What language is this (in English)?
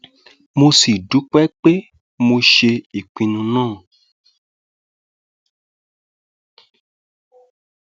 Yoruba